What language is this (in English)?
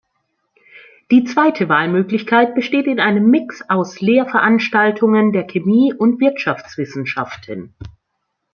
German